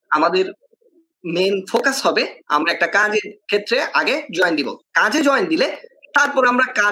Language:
Bangla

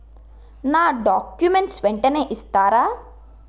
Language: Telugu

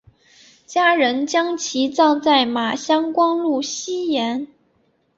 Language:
Chinese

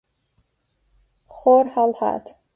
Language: Central Kurdish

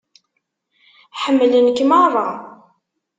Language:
Kabyle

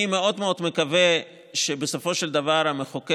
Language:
Hebrew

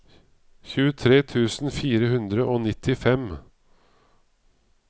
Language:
Norwegian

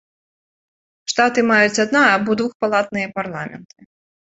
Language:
Belarusian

